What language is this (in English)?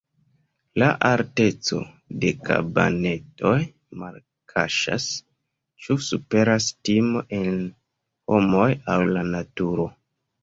Esperanto